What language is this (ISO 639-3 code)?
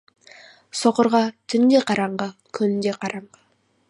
kaz